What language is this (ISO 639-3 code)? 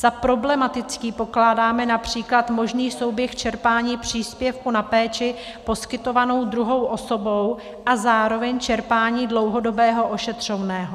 ces